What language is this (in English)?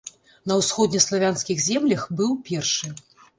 Belarusian